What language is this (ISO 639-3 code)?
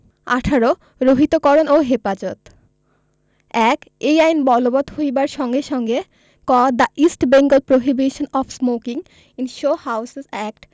ben